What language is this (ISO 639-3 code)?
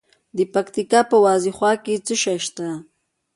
pus